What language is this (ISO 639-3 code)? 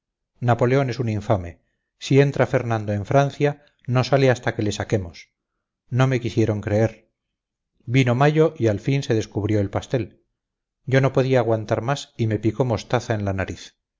spa